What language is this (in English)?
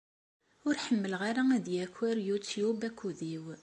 Kabyle